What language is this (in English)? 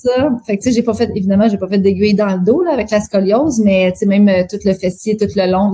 French